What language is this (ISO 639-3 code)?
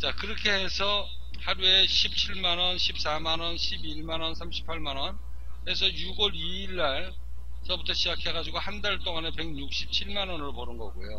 kor